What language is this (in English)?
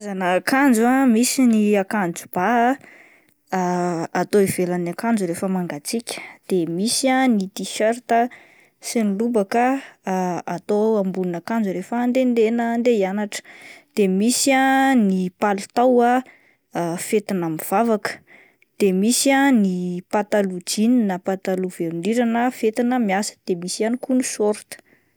Malagasy